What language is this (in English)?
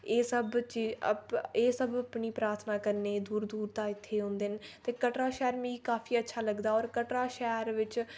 Dogri